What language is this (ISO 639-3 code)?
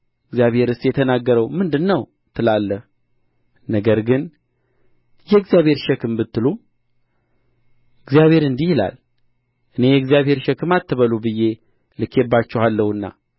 amh